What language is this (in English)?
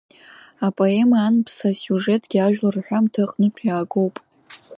Abkhazian